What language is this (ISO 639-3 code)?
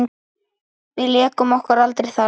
isl